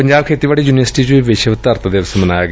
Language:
Punjabi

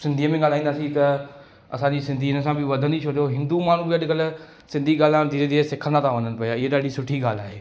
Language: Sindhi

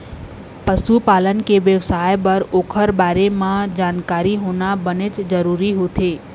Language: Chhattisgarhi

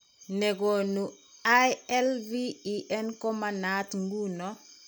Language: Kalenjin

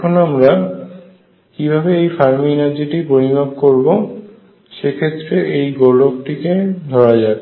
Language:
Bangla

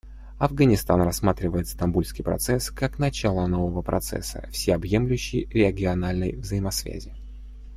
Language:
Russian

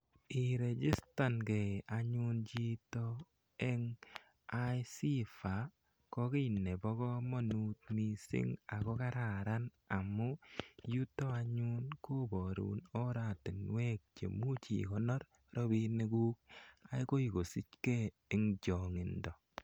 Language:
Kalenjin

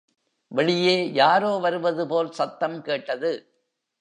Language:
Tamil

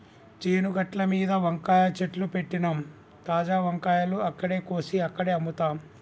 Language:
Telugu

